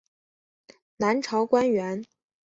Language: Chinese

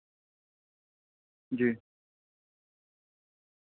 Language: Urdu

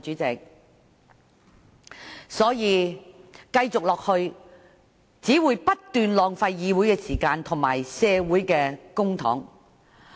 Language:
Cantonese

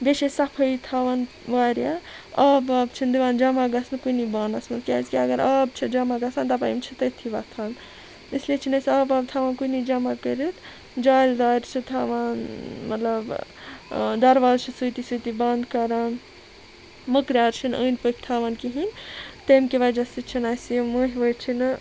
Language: Kashmiri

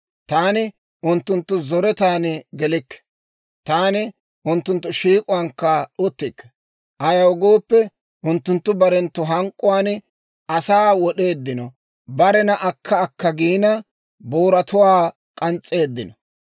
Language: Dawro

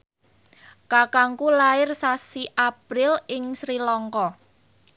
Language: Javanese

